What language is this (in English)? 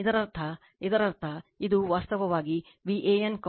Kannada